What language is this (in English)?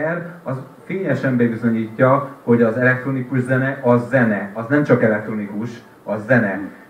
Hungarian